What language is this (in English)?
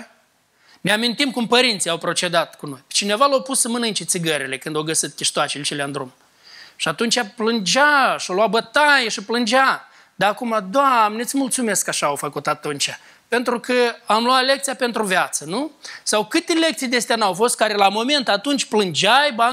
Romanian